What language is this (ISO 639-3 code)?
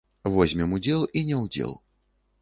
bel